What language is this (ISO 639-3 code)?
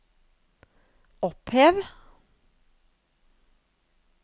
nor